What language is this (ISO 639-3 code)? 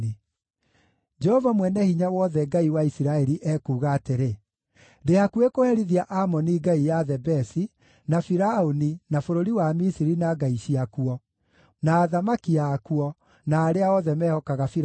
kik